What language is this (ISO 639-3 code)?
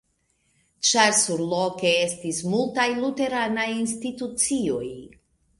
epo